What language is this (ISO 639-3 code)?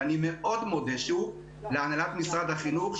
heb